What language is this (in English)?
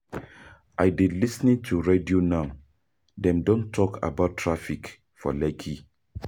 Nigerian Pidgin